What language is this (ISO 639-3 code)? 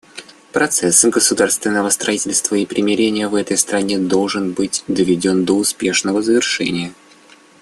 rus